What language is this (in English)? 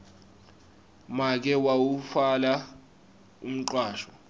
Swati